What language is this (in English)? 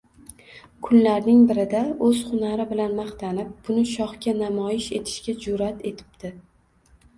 Uzbek